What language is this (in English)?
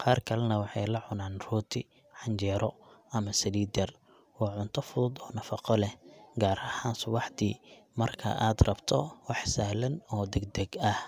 Somali